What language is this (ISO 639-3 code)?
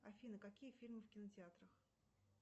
rus